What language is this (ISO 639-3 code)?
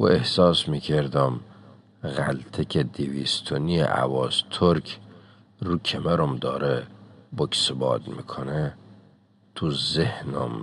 fas